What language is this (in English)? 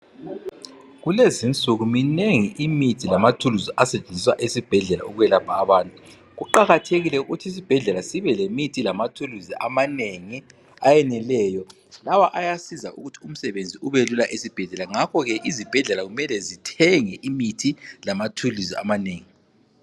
North Ndebele